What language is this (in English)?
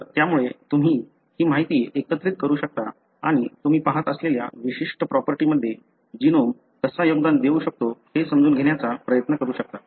Marathi